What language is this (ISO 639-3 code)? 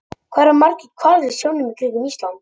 isl